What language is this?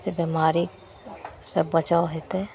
Maithili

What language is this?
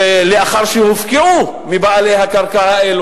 Hebrew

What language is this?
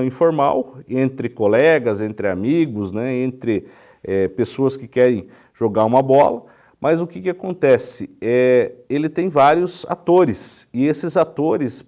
Portuguese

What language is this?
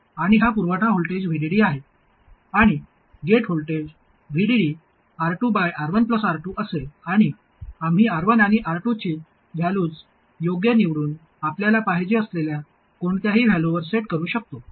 Marathi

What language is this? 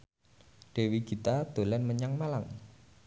Javanese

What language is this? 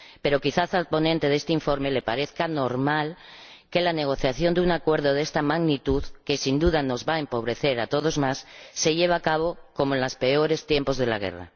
Spanish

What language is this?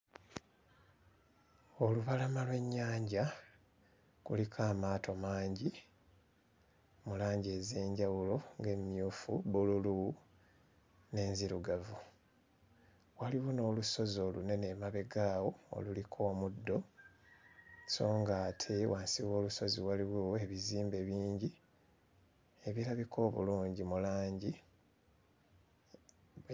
Ganda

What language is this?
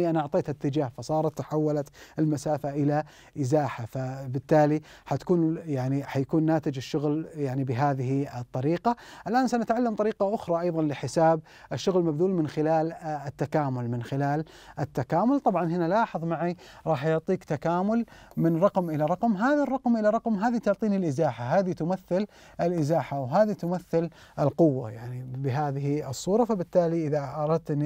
Arabic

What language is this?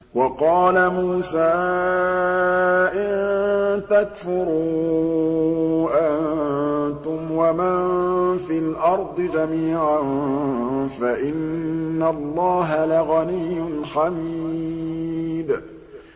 Arabic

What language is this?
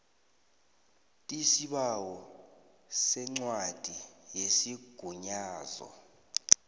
South Ndebele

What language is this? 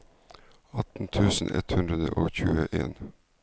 Norwegian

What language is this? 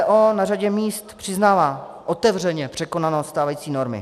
Czech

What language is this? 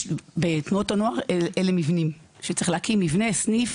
Hebrew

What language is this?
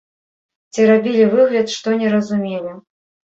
Belarusian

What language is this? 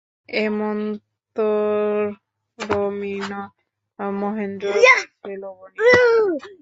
Bangla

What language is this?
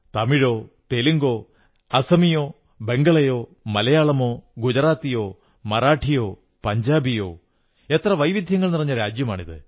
Malayalam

